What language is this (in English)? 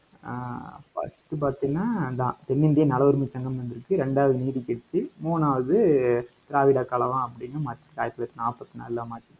Tamil